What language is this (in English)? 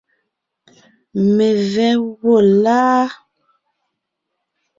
Ngiemboon